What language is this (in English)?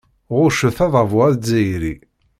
Kabyle